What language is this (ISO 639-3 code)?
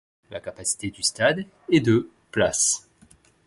fra